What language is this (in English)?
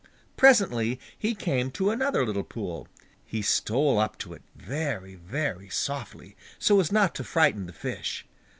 English